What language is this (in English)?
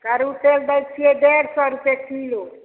Maithili